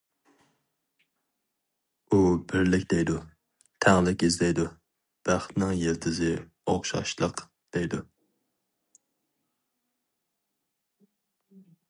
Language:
Uyghur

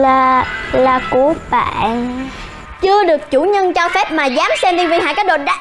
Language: Vietnamese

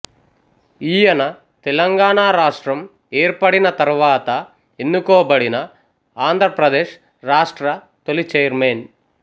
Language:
Telugu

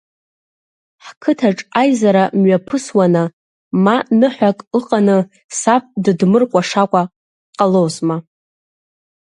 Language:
Abkhazian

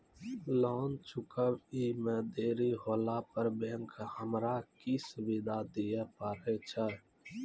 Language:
Maithili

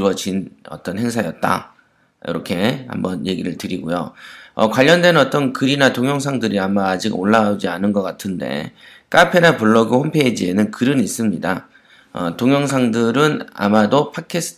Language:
Korean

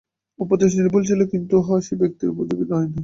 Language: Bangla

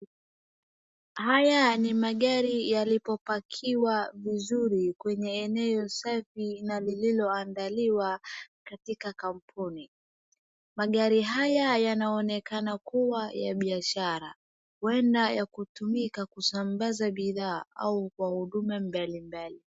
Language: Swahili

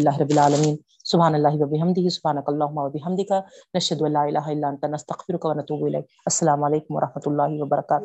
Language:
Urdu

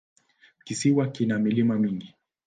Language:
Swahili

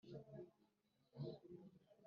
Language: Kinyarwanda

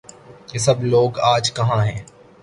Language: Urdu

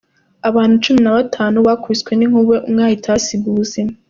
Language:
Kinyarwanda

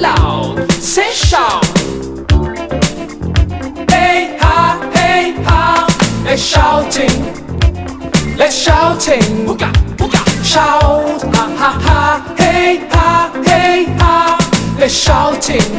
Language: French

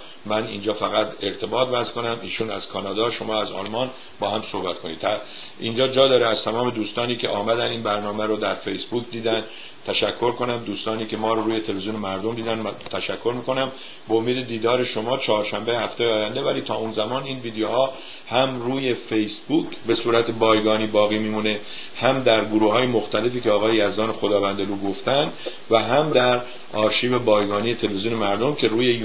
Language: Persian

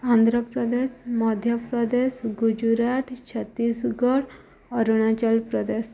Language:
Odia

